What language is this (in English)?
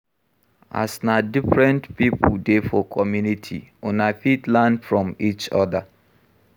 Nigerian Pidgin